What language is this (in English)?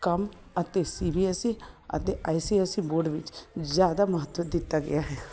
Punjabi